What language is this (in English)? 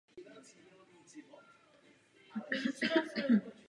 Czech